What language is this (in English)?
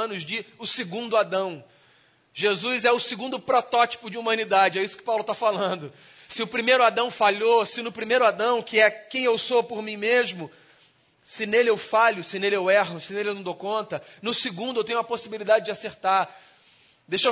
Portuguese